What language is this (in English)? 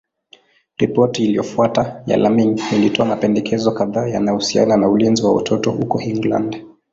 Swahili